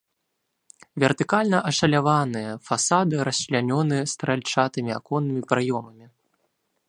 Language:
Belarusian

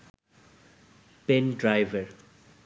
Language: Bangla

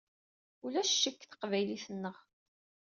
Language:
Kabyle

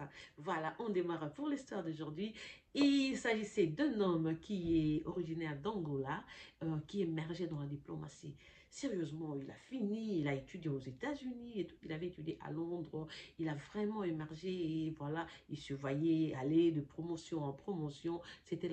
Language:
French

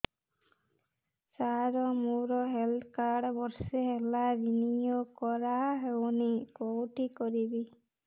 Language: Odia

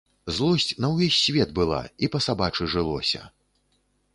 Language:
Belarusian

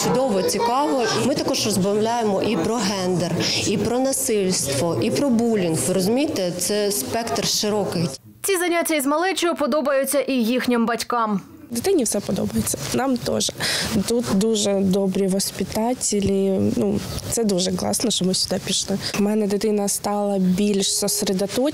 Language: Ukrainian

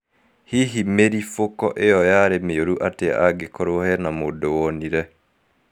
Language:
Kikuyu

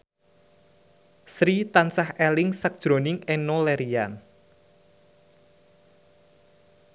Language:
Javanese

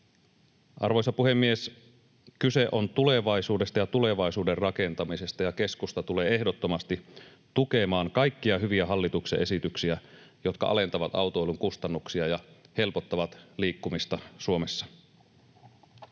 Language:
Finnish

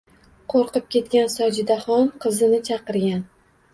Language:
Uzbek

